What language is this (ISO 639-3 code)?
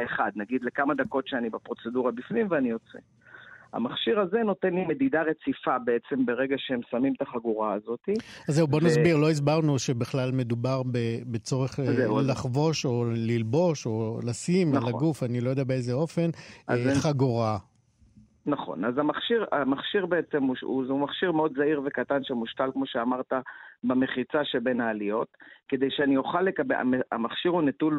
heb